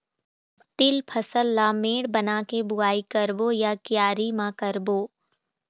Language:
Chhattisgarhi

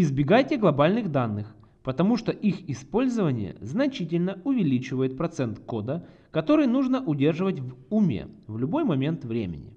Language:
Russian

